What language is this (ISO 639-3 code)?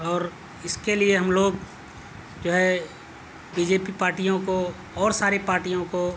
urd